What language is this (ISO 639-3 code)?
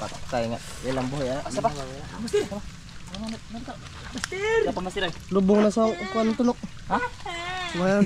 fil